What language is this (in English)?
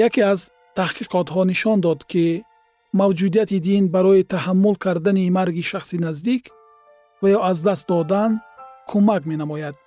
Persian